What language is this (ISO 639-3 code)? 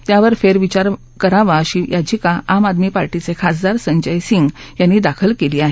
mar